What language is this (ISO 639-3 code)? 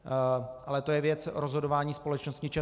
ces